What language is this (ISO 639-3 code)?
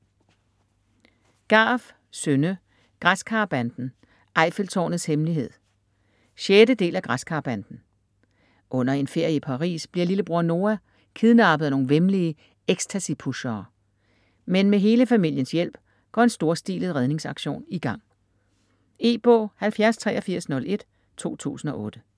dan